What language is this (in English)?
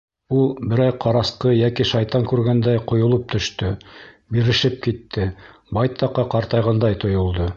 Bashkir